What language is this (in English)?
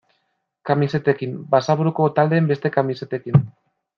Basque